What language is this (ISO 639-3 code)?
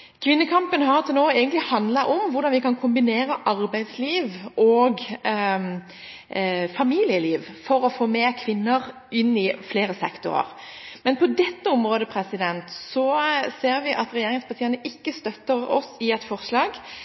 nob